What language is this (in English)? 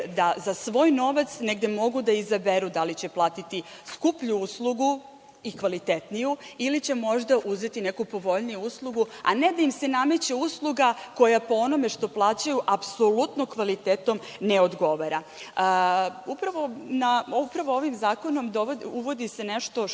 Serbian